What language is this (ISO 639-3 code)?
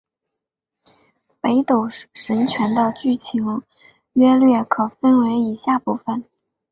zho